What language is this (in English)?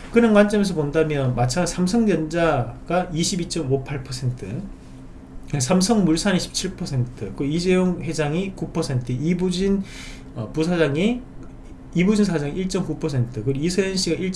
Korean